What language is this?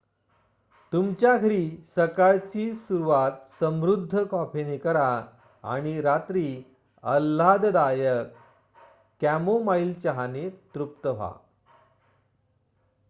Marathi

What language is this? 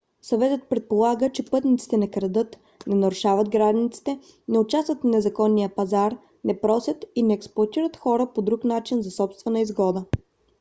Bulgarian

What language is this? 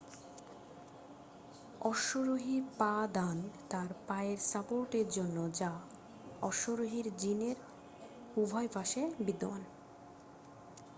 Bangla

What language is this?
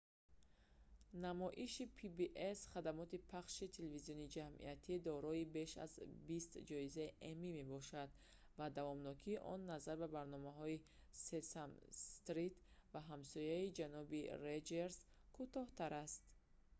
Tajik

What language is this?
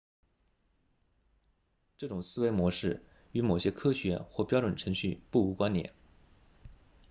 Chinese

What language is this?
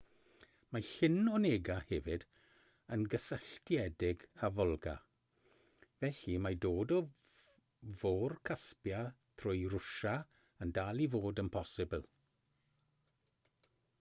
Welsh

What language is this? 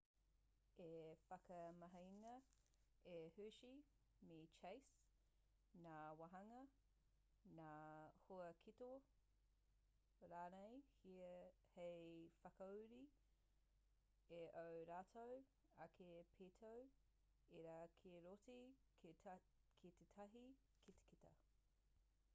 Māori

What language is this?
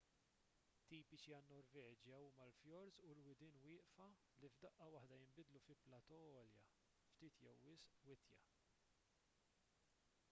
Maltese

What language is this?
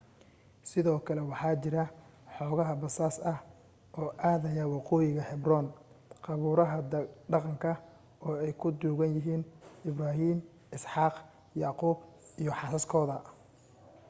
Somali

